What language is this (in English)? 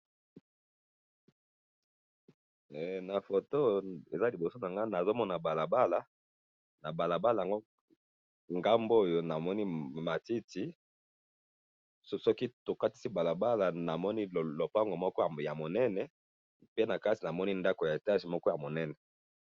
Lingala